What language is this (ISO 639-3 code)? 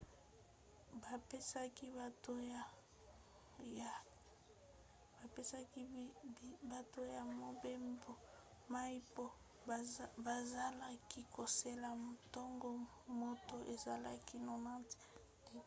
lin